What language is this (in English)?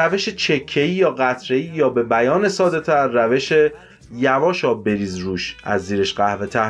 Persian